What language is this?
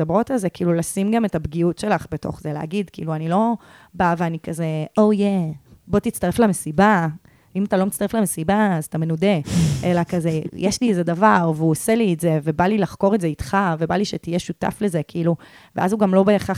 Hebrew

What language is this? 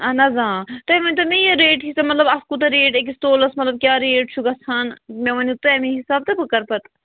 Kashmiri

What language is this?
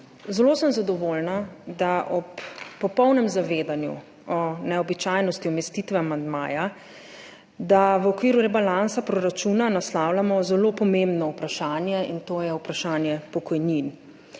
Slovenian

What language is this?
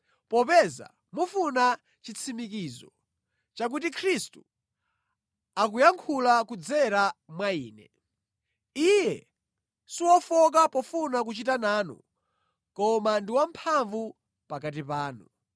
Nyanja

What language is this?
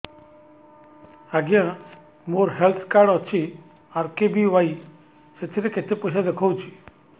Odia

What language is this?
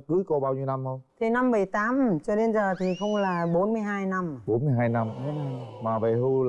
Vietnamese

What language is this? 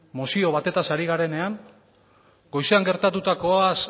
Basque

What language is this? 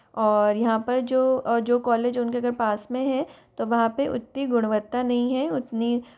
Hindi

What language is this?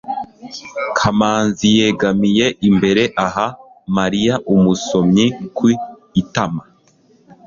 Kinyarwanda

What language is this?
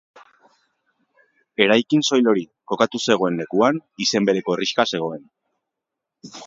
Basque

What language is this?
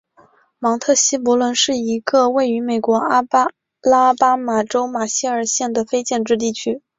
Chinese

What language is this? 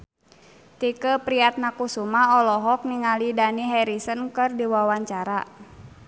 Sundanese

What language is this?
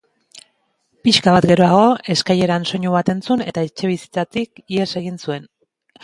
Basque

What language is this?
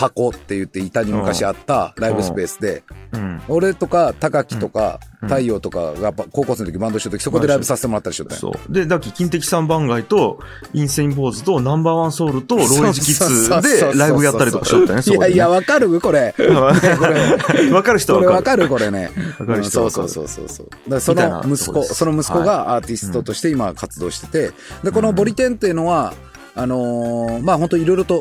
Japanese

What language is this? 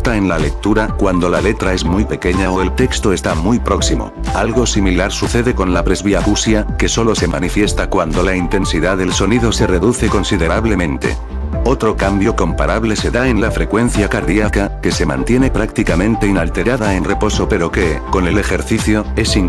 Spanish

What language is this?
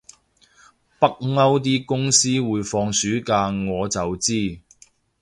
Cantonese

